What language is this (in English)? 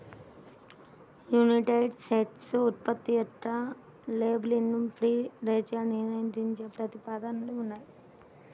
Telugu